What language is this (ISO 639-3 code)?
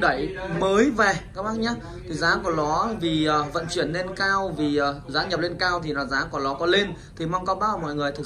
vie